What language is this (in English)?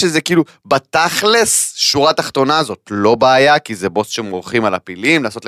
Hebrew